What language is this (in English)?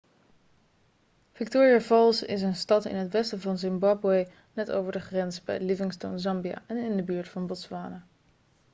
Dutch